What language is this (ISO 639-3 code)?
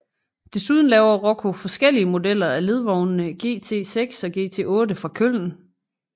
dan